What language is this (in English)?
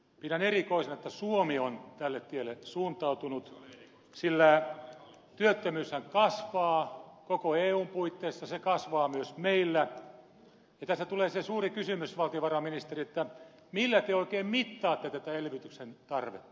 Finnish